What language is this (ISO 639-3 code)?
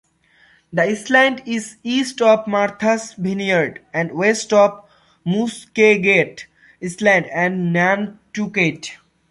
eng